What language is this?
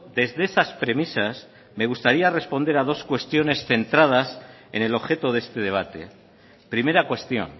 Spanish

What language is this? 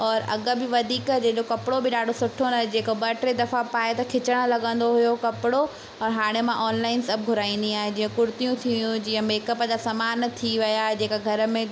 Sindhi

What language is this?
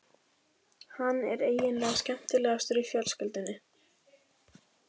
Icelandic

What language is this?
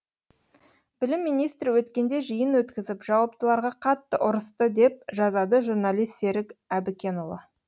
Kazakh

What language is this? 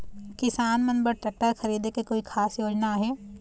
Chhattisgarhi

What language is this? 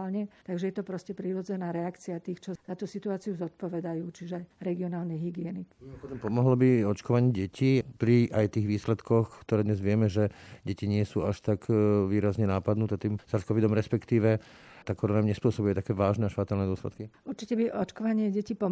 Slovak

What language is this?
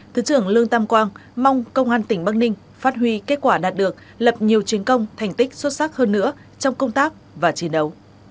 Vietnamese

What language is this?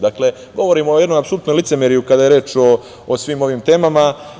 Serbian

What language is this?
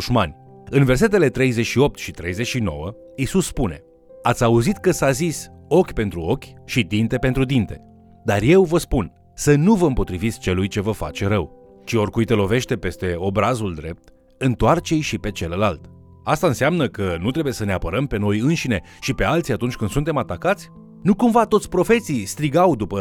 Romanian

